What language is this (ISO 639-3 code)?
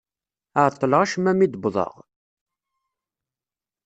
kab